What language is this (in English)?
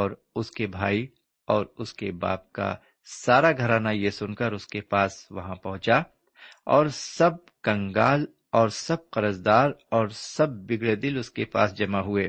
Urdu